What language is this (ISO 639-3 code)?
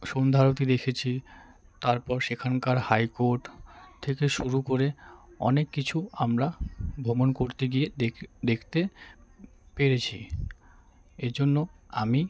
ben